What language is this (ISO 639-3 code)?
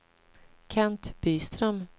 swe